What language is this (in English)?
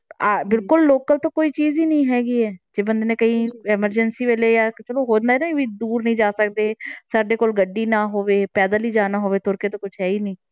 Punjabi